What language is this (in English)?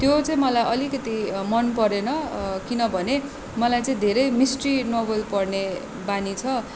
Nepali